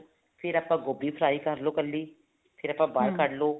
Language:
Punjabi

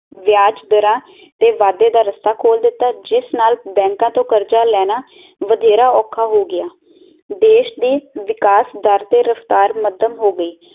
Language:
Punjabi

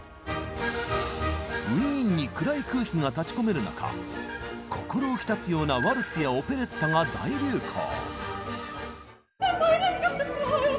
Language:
Japanese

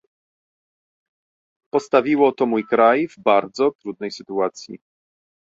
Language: Polish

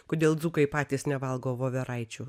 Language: Lithuanian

